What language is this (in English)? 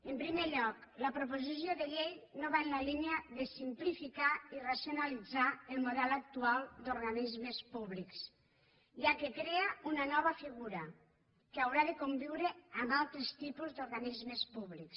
Catalan